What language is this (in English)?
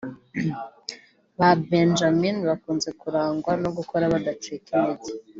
Kinyarwanda